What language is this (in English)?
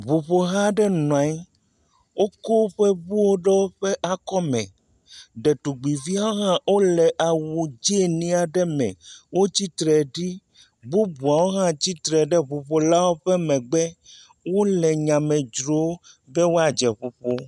Ewe